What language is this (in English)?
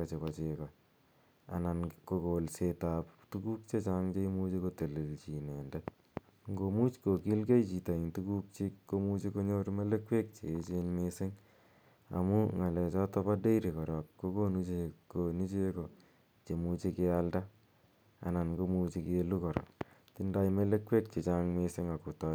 Kalenjin